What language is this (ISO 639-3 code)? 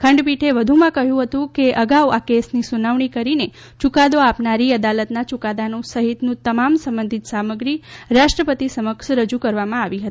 guj